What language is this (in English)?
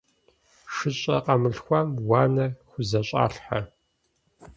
Kabardian